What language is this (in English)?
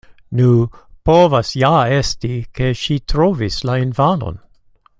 Esperanto